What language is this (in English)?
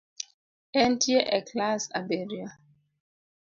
Luo (Kenya and Tanzania)